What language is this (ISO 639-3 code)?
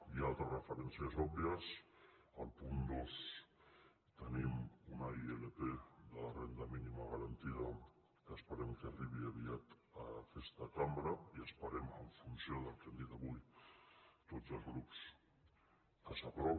cat